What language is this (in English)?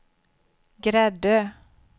Swedish